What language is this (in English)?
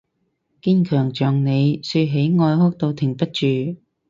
Cantonese